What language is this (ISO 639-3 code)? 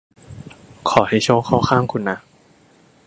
tha